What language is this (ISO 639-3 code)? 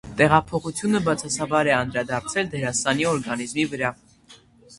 hye